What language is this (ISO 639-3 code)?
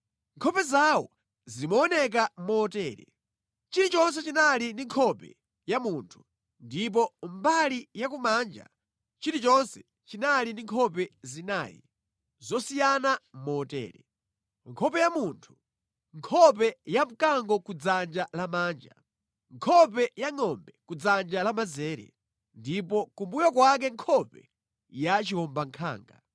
nya